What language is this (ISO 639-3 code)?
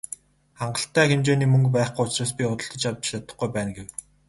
mon